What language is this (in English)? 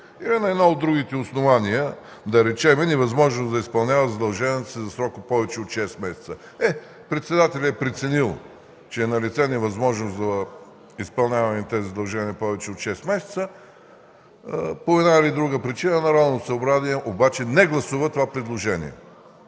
Bulgarian